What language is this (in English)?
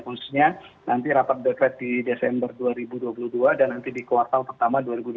Indonesian